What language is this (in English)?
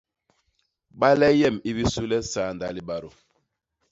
Basaa